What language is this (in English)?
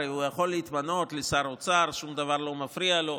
Hebrew